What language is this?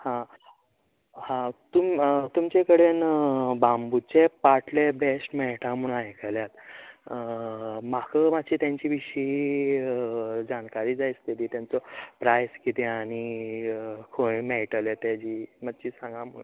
Konkani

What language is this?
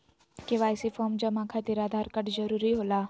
Magahi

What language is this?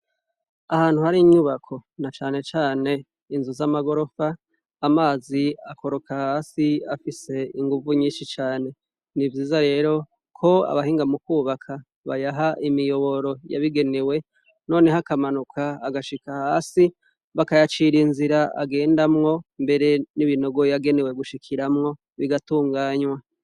Rundi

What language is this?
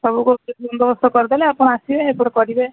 Odia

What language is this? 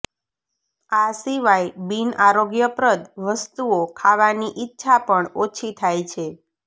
Gujarati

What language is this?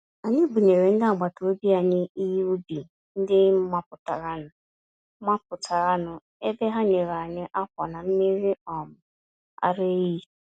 Igbo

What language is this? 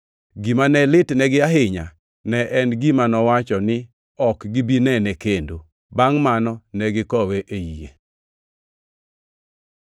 Luo (Kenya and Tanzania)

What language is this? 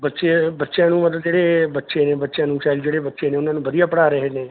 Punjabi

